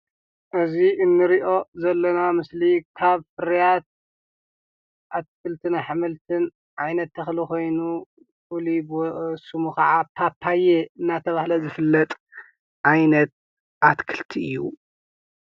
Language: Tigrinya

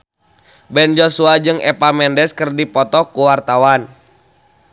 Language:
Sundanese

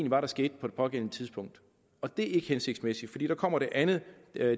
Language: Danish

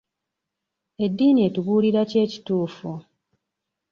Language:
Ganda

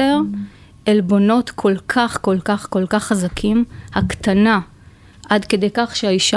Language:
Hebrew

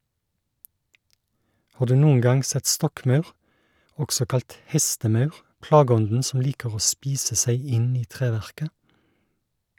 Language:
Norwegian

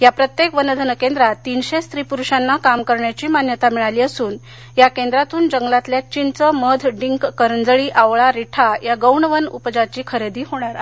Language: Marathi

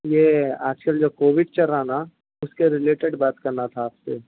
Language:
Urdu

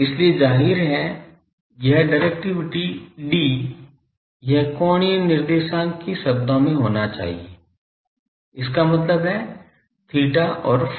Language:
Hindi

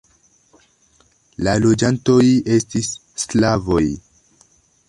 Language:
Esperanto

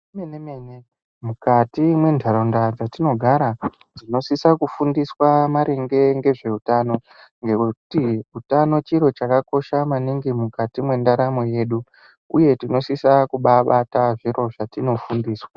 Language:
Ndau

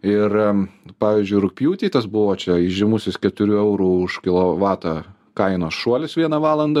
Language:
Lithuanian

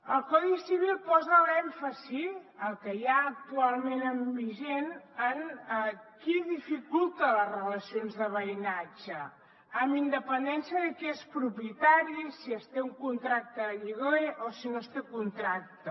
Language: Catalan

